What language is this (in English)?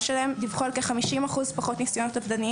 Hebrew